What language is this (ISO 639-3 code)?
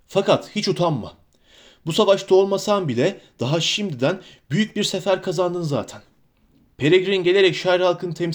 tur